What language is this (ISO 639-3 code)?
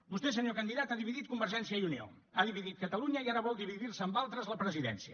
cat